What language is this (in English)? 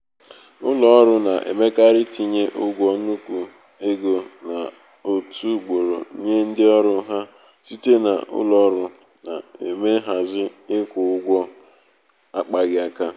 Igbo